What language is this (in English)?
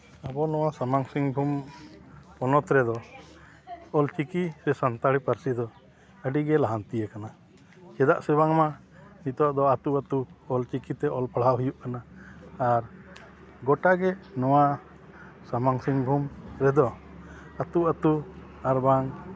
Santali